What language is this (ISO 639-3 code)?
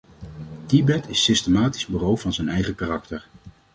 nld